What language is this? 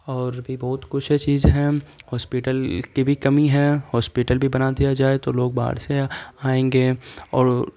Urdu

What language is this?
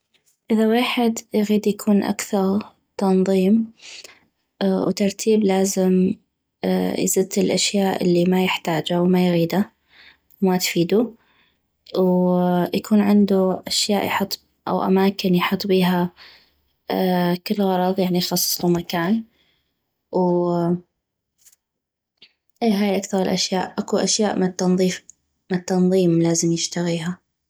North Mesopotamian Arabic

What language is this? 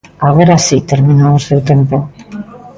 Galician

